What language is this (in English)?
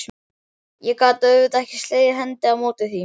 Icelandic